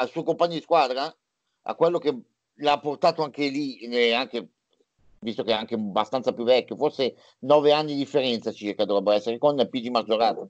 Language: Italian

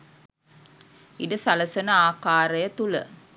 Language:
Sinhala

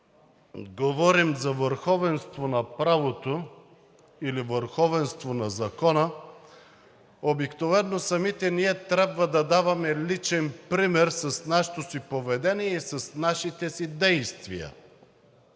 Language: Bulgarian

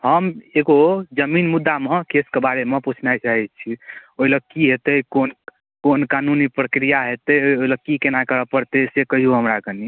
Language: Maithili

